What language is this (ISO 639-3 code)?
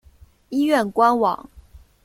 zho